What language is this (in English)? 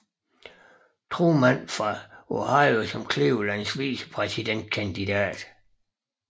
Danish